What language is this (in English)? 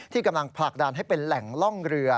Thai